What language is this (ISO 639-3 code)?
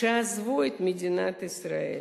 heb